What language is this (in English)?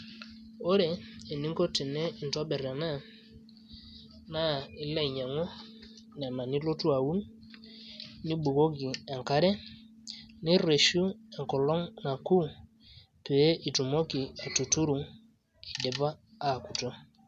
Masai